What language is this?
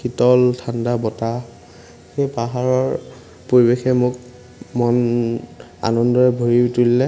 Assamese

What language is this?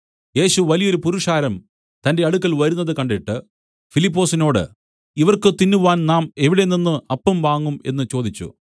Malayalam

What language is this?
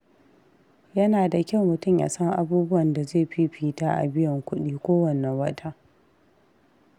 Hausa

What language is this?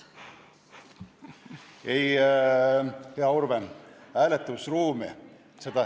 Estonian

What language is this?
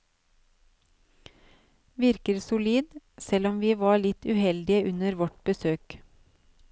Norwegian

